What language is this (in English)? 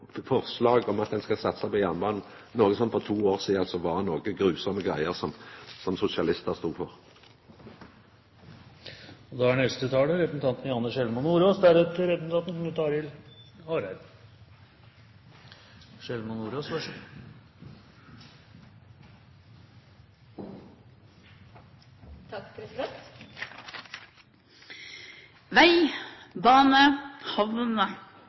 Norwegian